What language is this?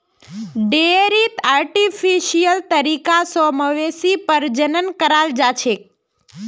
Magahi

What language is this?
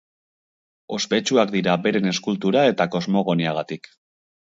Basque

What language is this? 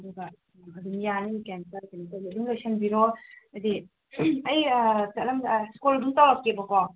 Manipuri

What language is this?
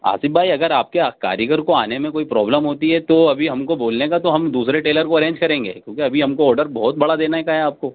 Urdu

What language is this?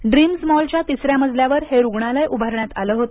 Marathi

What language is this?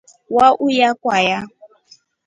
Rombo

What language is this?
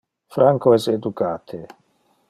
Interlingua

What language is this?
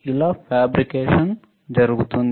Telugu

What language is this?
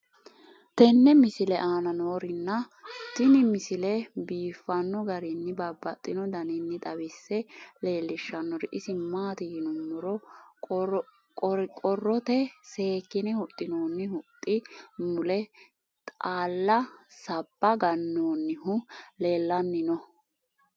Sidamo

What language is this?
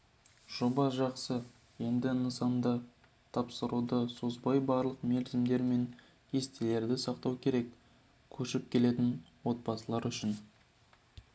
Kazakh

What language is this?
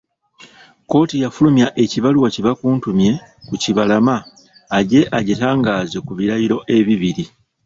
Ganda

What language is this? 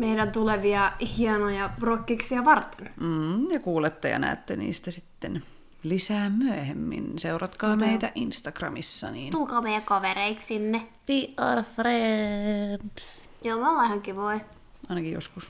Finnish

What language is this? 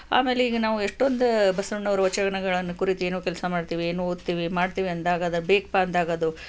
Kannada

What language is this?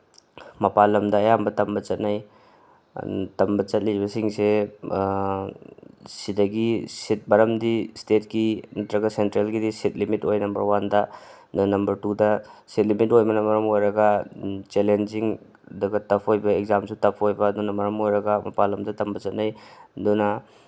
Manipuri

